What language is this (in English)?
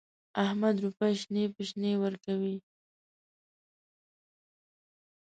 Pashto